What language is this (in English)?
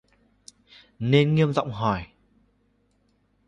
Vietnamese